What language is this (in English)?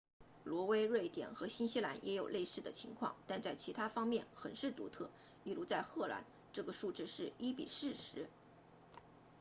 Chinese